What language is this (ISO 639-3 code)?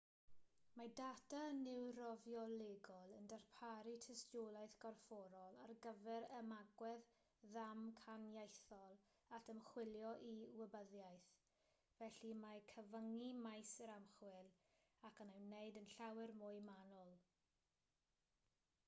cym